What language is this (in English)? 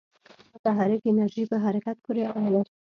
Pashto